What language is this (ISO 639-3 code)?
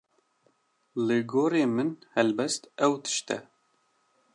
kur